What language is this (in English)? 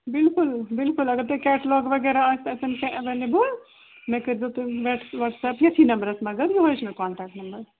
Kashmiri